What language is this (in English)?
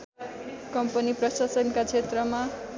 Nepali